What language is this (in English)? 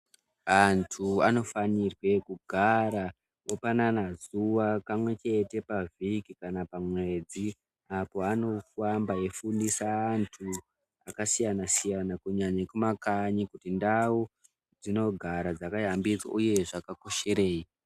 Ndau